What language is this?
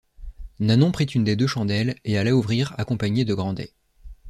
French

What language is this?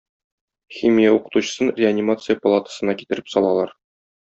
Tatar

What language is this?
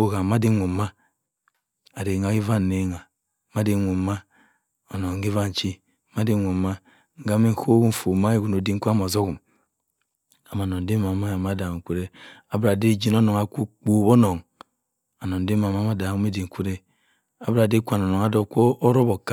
Cross River Mbembe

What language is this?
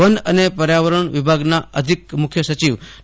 Gujarati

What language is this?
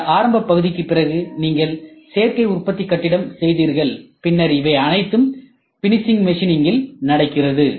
Tamil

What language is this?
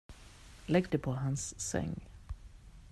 Swedish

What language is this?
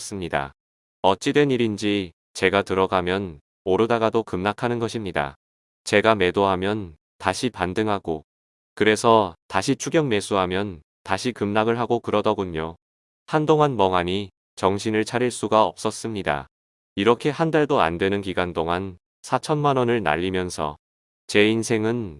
Korean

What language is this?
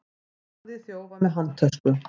Icelandic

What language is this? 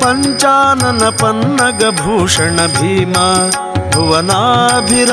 Kannada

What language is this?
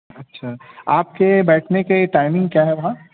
Urdu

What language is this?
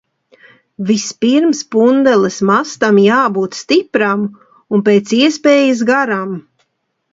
Latvian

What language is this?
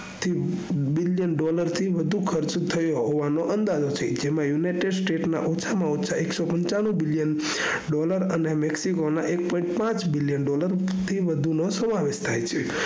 Gujarati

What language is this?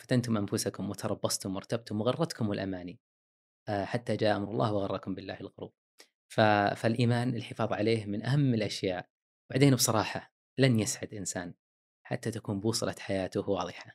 Arabic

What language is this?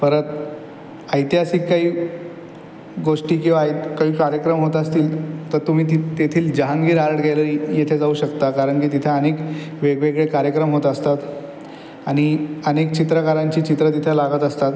Marathi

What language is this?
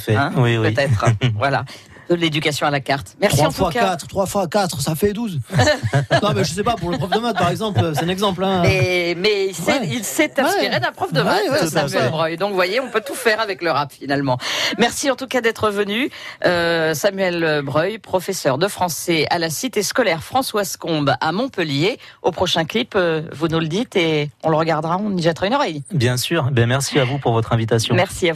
French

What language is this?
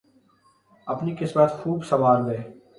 Urdu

